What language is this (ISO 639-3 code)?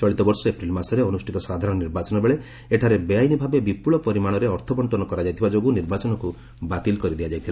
ori